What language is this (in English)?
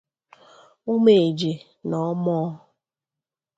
Igbo